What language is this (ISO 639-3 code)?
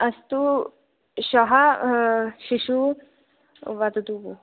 san